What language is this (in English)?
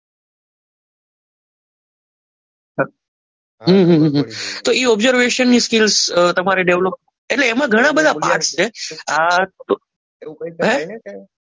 Gujarati